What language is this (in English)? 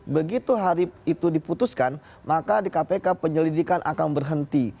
Indonesian